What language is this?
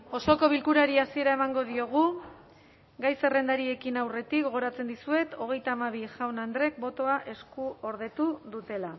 Basque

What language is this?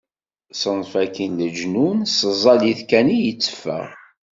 Kabyle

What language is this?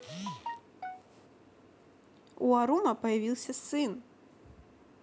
Russian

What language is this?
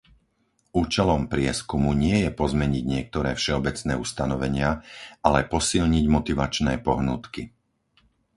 Slovak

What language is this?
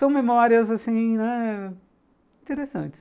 Portuguese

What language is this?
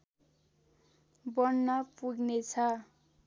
Nepali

